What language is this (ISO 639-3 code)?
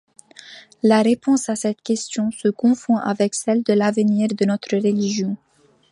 fra